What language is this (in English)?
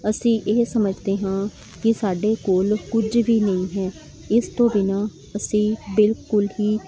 Punjabi